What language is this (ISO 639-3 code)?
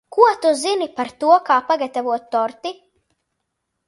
lav